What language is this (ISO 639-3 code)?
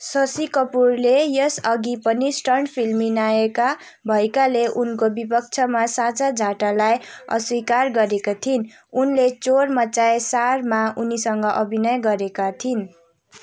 nep